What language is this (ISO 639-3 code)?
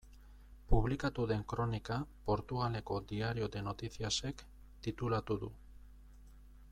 eus